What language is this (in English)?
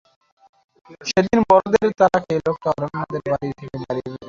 Bangla